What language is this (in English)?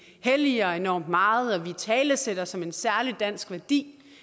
Danish